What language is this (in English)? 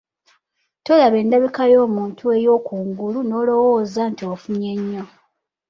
Ganda